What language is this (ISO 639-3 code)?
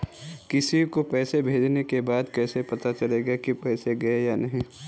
hin